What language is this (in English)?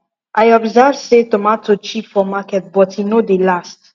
Nigerian Pidgin